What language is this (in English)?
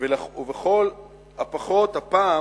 Hebrew